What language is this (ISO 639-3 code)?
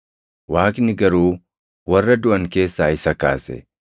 orm